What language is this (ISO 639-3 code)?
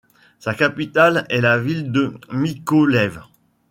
fra